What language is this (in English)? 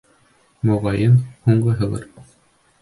Bashkir